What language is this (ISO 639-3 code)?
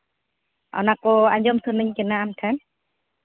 sat